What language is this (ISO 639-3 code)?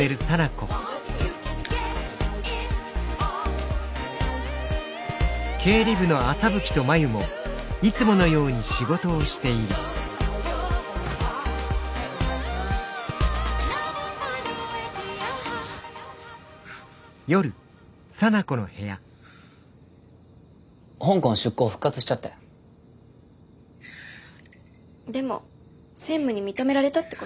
jpn